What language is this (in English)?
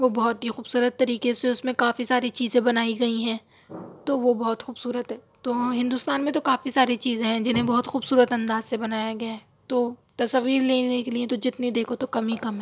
Urdu